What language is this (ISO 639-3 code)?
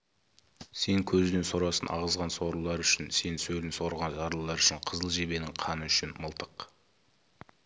kaz